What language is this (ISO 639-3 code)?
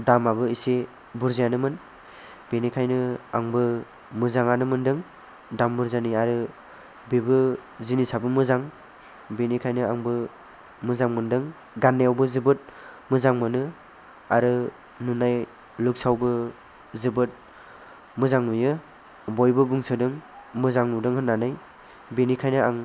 brx